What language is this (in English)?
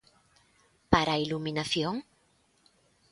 Galician